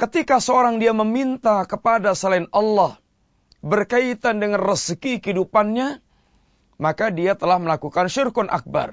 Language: Malay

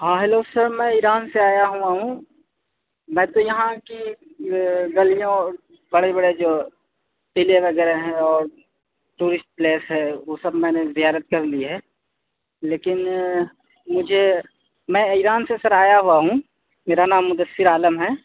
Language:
Urdu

